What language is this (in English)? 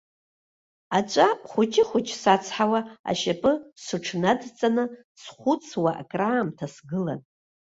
Abkhazian